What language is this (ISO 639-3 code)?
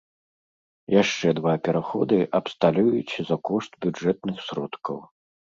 bel